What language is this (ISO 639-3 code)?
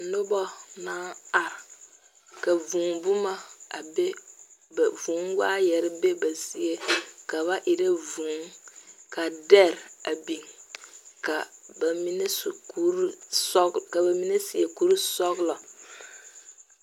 dga